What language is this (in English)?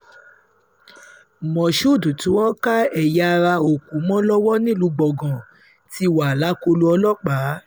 Yoruba